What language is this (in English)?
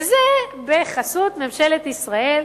Hebrew